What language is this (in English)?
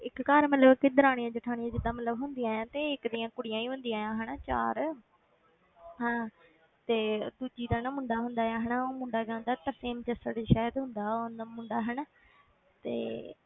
Punjabi